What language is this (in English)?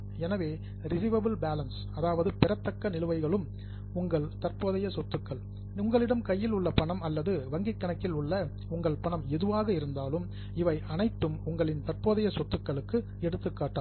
Tamil